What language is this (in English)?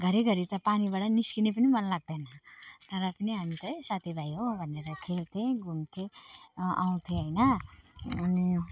Nepali